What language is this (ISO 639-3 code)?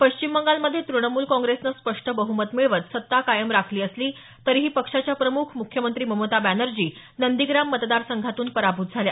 mar